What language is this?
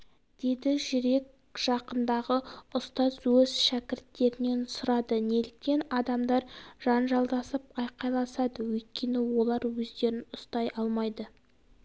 Kazakh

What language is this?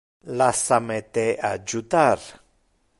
Interlingua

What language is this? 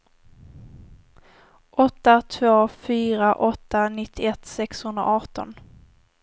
Swedish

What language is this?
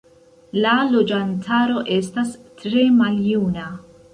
Esperanto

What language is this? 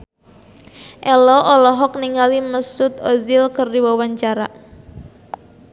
Sundanese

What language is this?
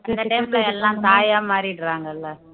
Tamil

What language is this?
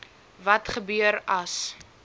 Afrikaans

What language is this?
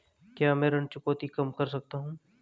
Hindi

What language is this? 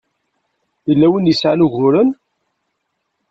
Kabyle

